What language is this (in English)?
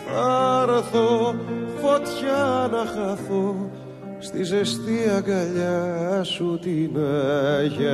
Greek